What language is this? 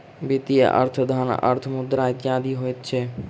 Maithili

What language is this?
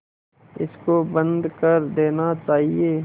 Hindi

